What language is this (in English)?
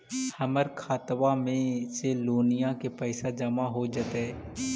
Magahi